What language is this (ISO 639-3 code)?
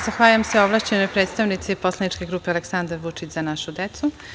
srp